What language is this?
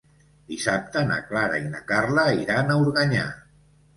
Catalan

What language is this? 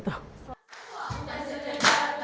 Indonesian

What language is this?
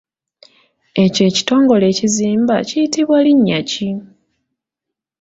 Ganda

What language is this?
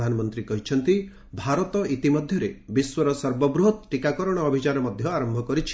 Odia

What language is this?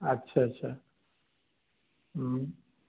Hindi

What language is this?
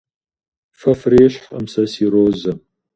Kabardian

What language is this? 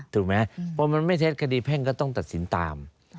Thai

